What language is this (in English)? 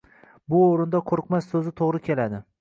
Uzbek